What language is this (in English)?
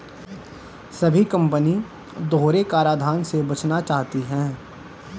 Hindi